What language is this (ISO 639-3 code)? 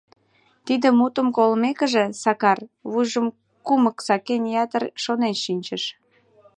chm